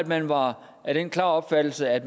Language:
Danish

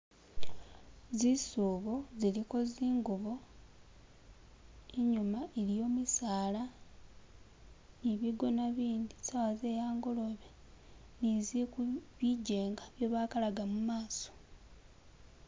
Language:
Masaaba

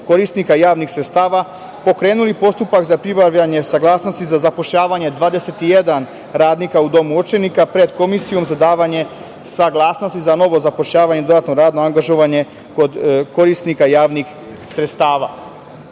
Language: Serbian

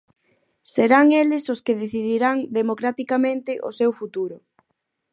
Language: Galician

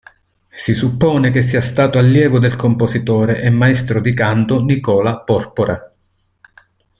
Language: Italian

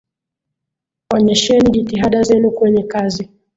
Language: Swahili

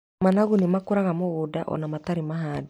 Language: Kikuyu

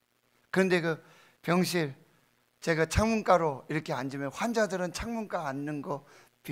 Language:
Korean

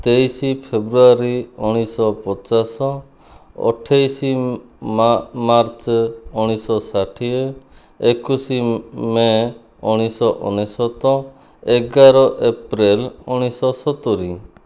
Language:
Odia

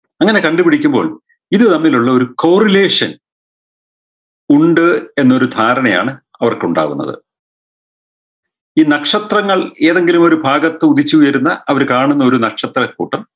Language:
Malayalam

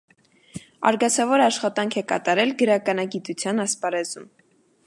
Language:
Armenian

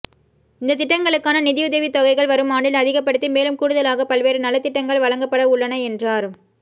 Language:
Tamil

